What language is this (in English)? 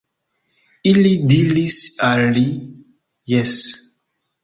Esperanto